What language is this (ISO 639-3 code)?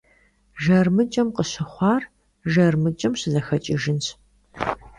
kbd